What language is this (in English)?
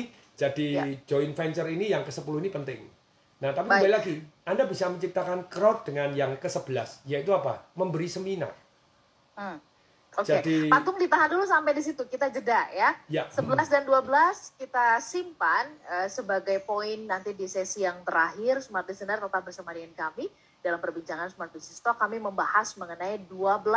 Indonesian